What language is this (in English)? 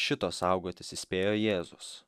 Lithuanian